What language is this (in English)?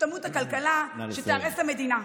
Hebrew